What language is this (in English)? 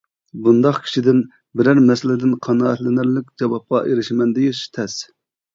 Uyghur